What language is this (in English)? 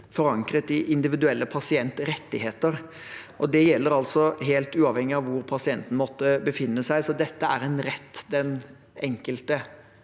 Norwegian